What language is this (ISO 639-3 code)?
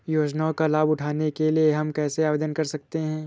hin